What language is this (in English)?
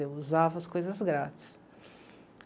Portuguese